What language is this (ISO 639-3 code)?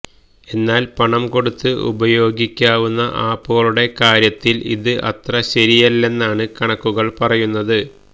mal